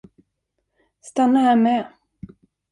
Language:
Swedish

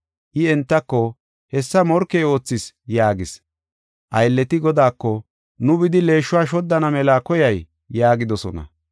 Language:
Gofa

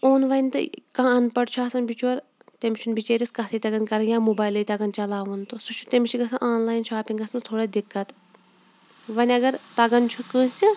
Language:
Kashmiri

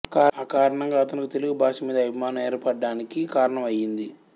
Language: Telugu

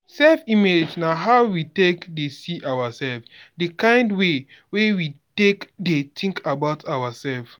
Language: Nigerian Pidgin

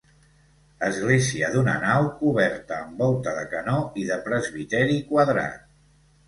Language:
Catalan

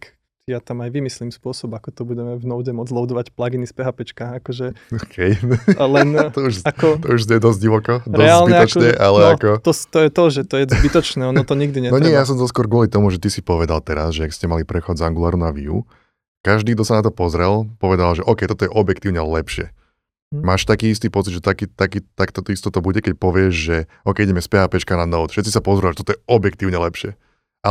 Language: Slovak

